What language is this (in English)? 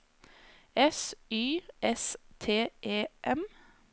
Norwegian